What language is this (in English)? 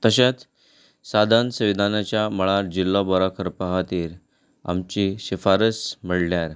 Konkani